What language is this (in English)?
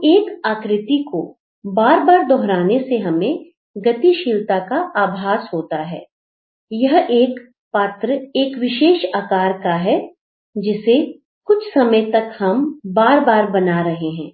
Hindi